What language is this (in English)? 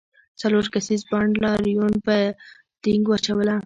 Pashto